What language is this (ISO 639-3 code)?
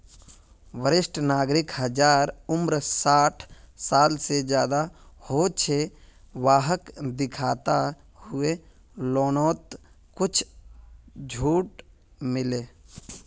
mag